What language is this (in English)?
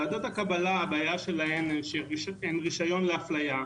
Hebrew